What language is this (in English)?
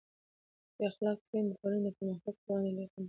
Pashto